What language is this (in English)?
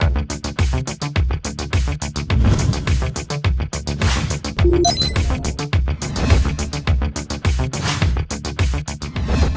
Thai